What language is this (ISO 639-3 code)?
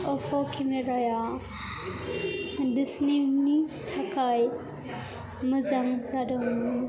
brx